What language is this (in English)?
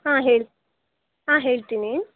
Kannada